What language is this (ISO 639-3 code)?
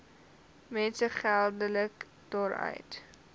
afr